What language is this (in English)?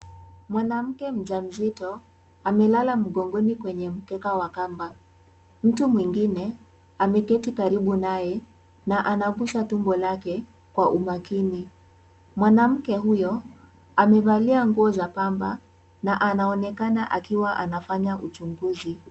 Swahili